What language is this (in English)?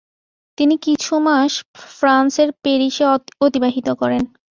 Bangla